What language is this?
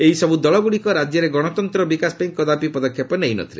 Odia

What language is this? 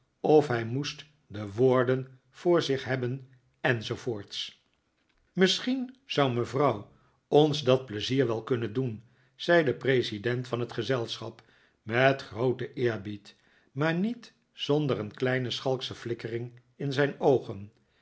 Dutch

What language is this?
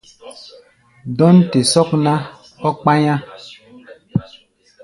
Gbaya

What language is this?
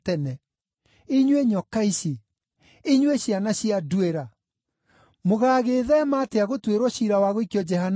Kikuyu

